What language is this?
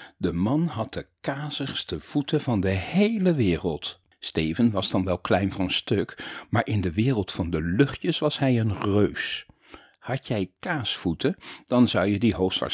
Dutch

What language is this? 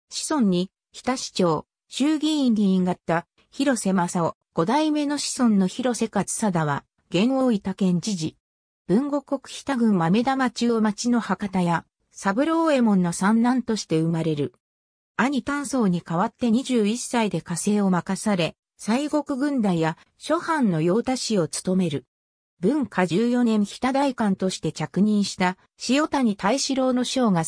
Japanese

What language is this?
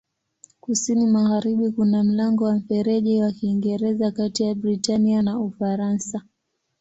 Swahili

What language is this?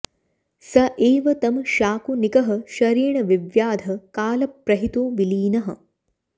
Sanskrit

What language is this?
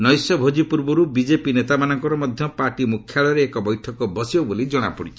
Odia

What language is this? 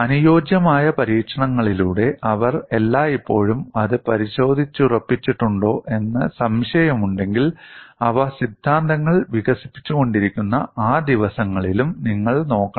Malayalam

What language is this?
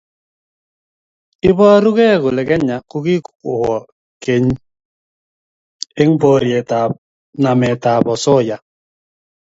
Kalenjin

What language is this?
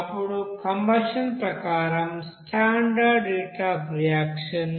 Telugu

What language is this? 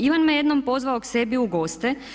Croatian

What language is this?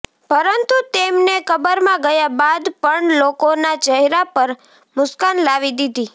Gujarati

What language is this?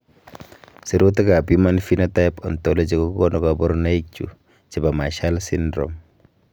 Kalenjin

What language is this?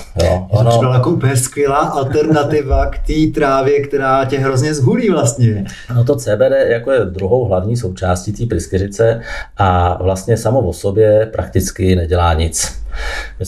Czech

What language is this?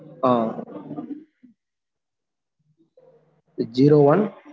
Tamil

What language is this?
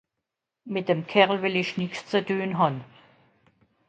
Swiss German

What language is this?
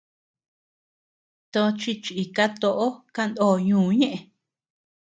Tepeuxila Cuicatec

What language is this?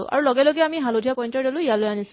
Assamese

